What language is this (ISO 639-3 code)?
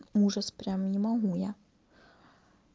rus